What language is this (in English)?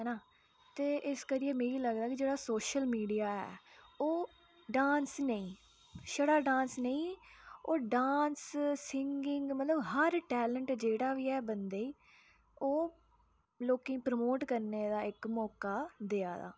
Dogri